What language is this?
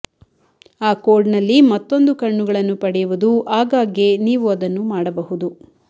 Kannada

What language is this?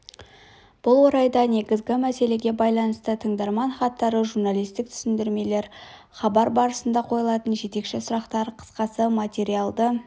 Kazakh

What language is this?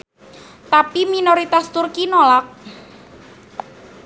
Sundanese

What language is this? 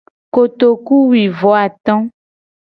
Gen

